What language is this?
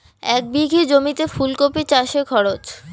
Bangla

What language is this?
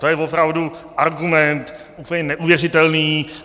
Czech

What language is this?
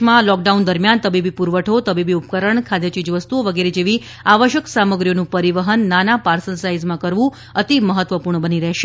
Gujarati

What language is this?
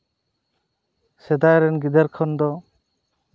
Santali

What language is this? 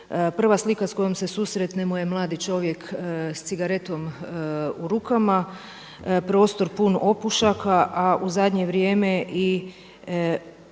Croatian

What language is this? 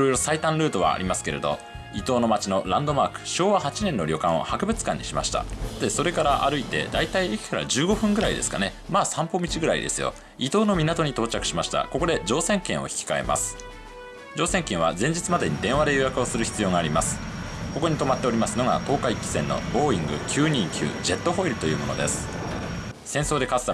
Japanese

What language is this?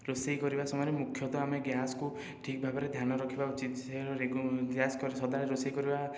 Odia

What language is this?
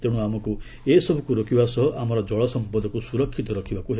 Odia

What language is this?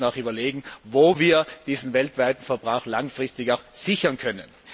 German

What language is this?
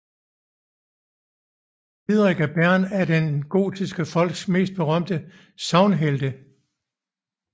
Danish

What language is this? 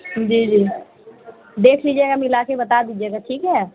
Urdu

